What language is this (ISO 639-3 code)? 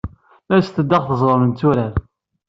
kab